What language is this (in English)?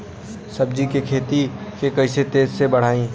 Bhojpuri